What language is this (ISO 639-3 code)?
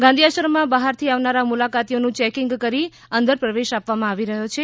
guj